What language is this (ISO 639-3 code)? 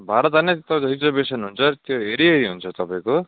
nep